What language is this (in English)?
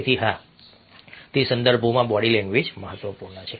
Gujarati